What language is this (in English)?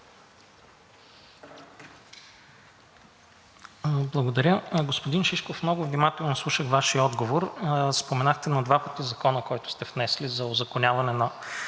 Bulgarian